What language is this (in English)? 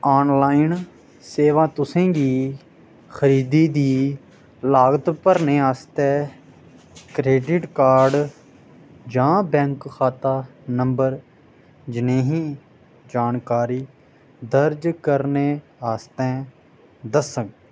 Dogri